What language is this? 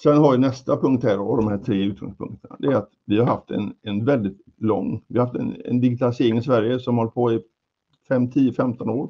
Swedish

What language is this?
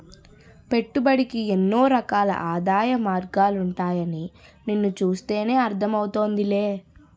Telugu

